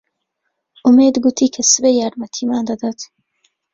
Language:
Central Kurdish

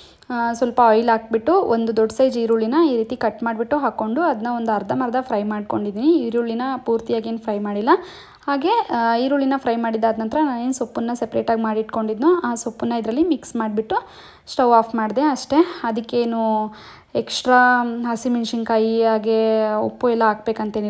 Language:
Kannada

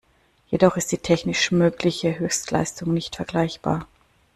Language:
German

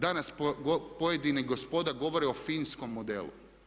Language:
Croatian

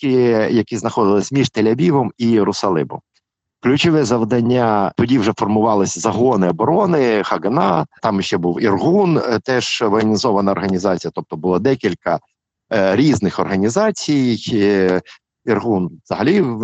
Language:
Ukrainian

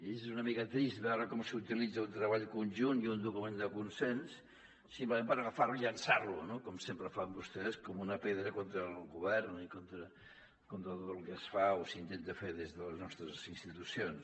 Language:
Catalan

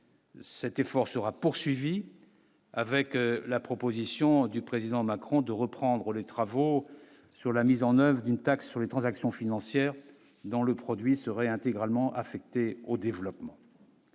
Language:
French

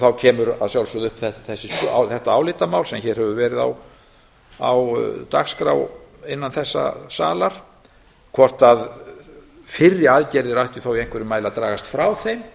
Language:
Icelandic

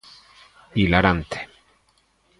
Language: Galician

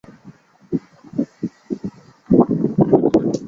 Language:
Chinese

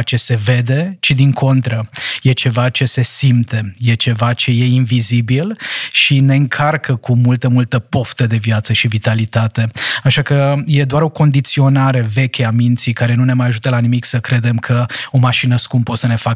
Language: Romanian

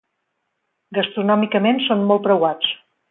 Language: Catalan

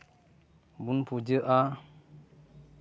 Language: Santali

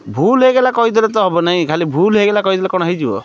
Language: Odia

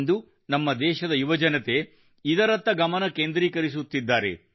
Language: Kannada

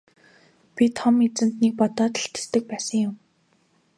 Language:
Mongolian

